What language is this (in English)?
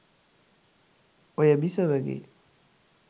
Sinhala